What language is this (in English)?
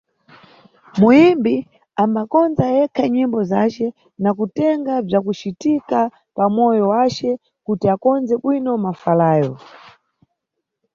Nyungwe